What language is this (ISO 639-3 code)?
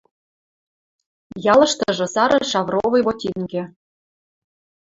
mrj